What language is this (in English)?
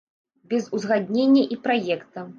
Belarusian